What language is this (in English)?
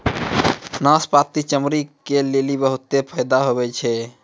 Maithili